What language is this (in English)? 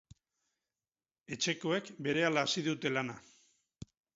Basque